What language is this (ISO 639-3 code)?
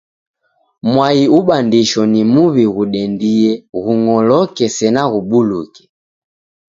dav